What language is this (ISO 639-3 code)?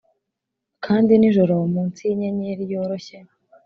kin